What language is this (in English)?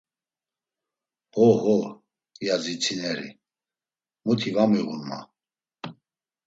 Laz